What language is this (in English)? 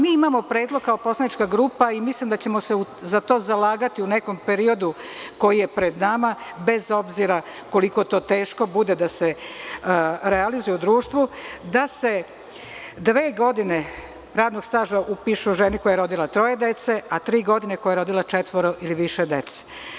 Serbian